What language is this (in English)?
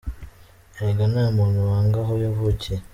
Kinyarwanda